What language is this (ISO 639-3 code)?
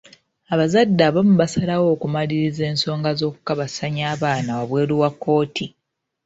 lug